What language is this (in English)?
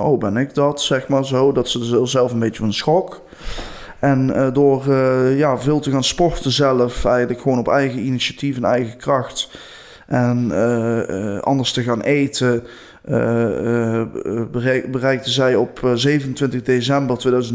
Dutch